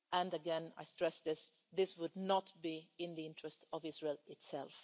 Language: English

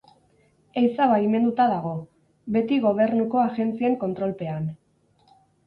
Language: Basque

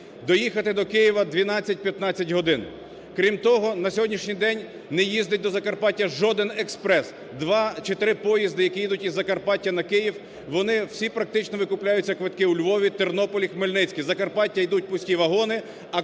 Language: Ukrainian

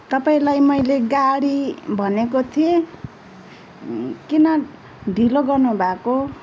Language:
Nepali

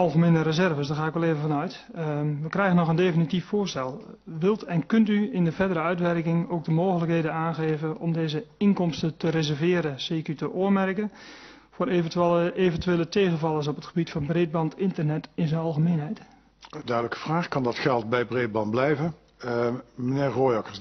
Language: Dutch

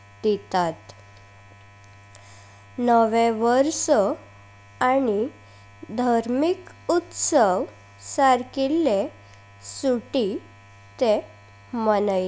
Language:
Konkani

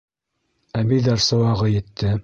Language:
Bashkir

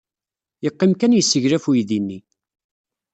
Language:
Kabyle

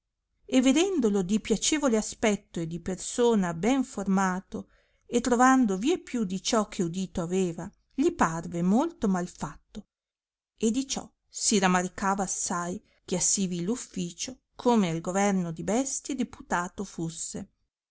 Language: Italian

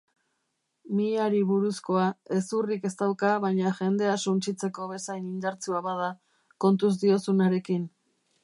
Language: Basque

